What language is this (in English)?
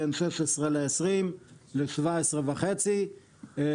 Hebrew